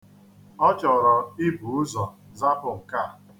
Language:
Igbo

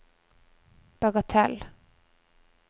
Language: Norwegian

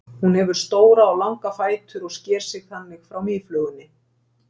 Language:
Icelandic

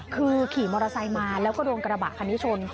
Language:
Thai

